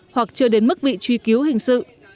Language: Vietnamese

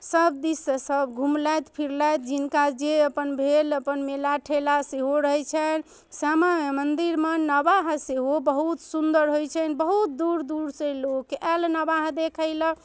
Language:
Maithili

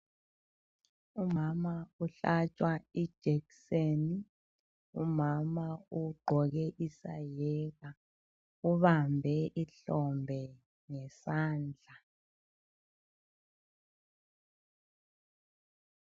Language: North Ndebele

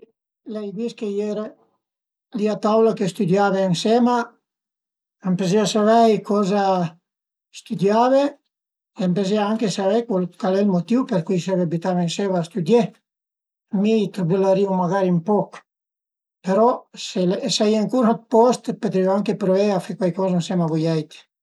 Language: Piedmontese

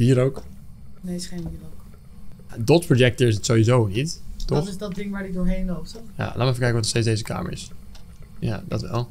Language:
Dutch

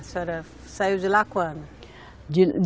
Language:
Portuguese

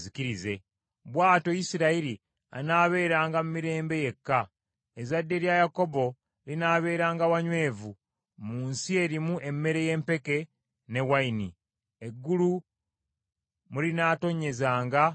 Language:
Ganda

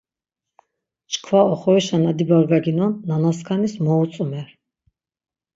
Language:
Laz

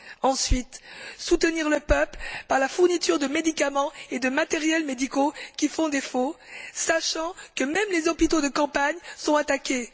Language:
French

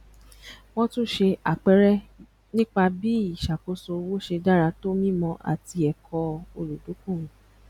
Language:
Yoruba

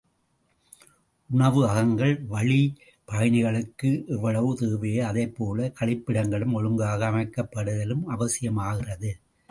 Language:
Tamil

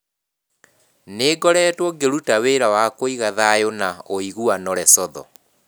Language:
Kikuyu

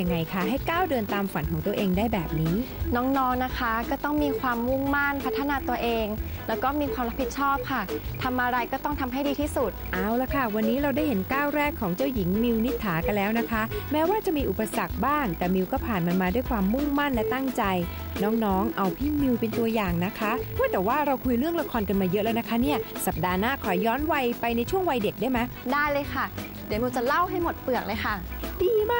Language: Thai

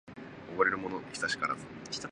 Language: Japanese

